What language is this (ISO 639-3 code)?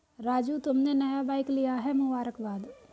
hin